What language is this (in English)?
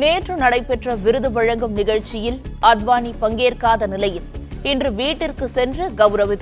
Romanian